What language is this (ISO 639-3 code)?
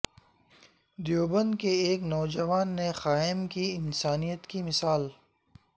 urd